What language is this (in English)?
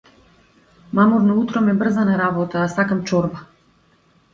Macedonian